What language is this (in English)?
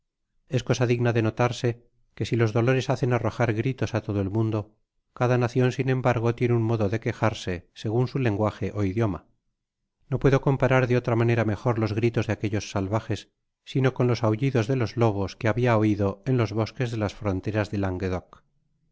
Spanish